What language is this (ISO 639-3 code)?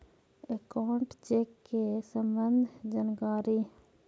mag